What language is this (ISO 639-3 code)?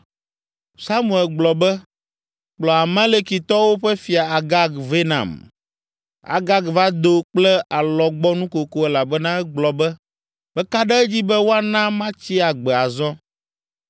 ewe